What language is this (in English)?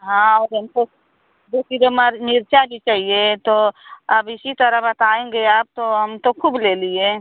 Hindi